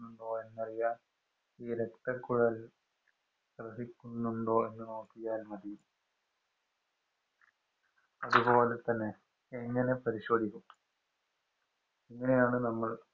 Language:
Malayalam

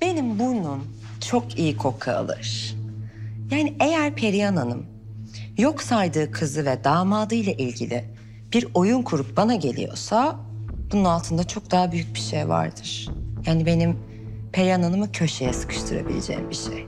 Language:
Turkish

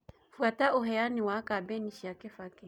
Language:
Kikuyu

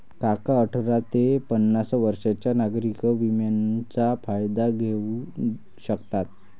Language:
Marathi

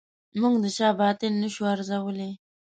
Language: Pashto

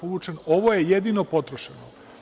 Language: Serbian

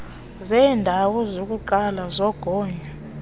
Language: Xhosa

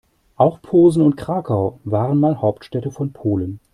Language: German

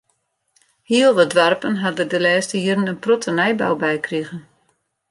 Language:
Western Frisian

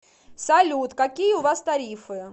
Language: Russian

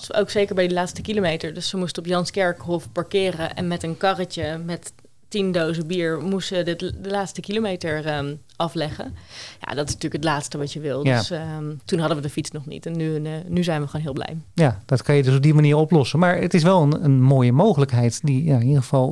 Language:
Dutch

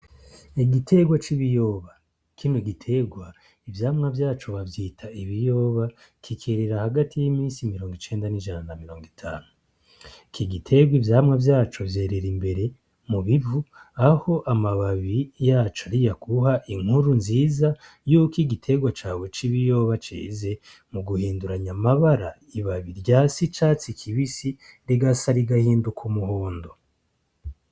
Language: Rundi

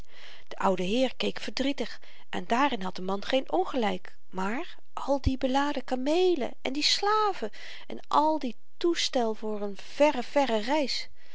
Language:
Dutch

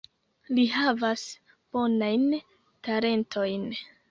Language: Esperanto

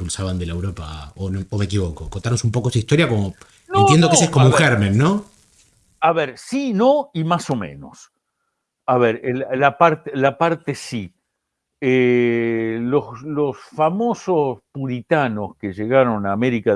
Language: Spanish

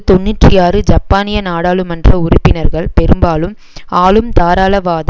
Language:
Tamil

